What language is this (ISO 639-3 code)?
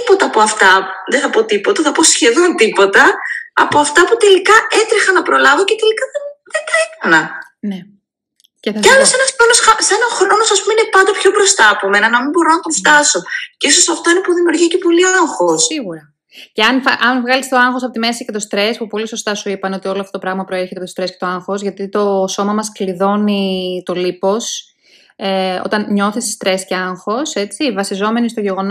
ell